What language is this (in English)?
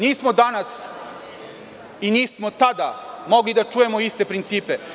Serbian